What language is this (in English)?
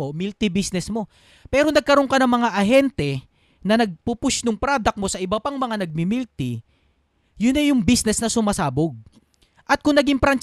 Filipino